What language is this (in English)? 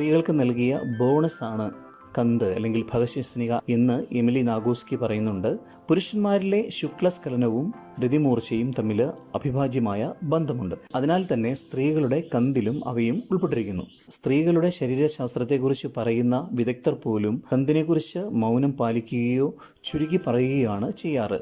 Malayalam